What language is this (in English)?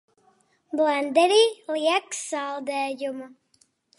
Latvian